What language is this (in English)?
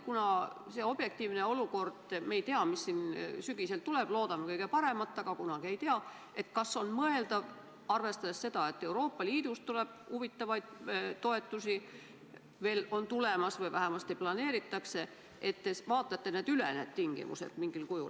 Estonian